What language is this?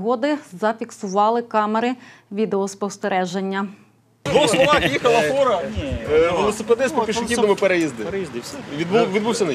Ukrainian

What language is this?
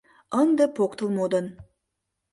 Mari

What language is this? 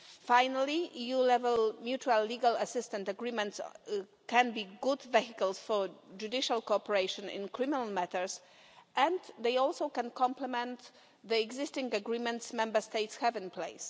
English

